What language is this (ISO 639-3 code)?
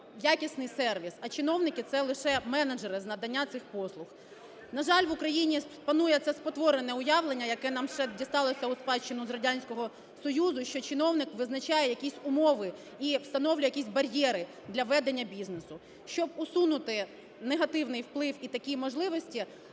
ukr